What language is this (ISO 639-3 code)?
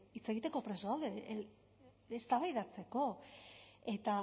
eus